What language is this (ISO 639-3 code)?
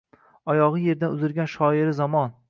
uzb